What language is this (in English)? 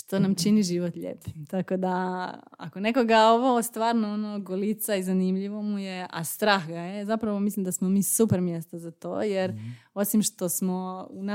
Croatian